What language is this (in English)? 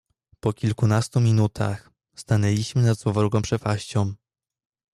Polish